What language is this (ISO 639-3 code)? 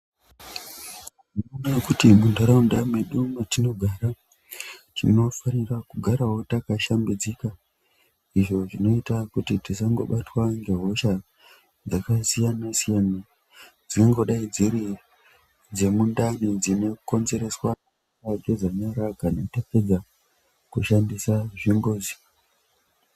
ndc